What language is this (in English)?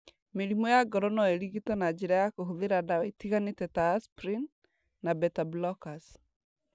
Kikuyu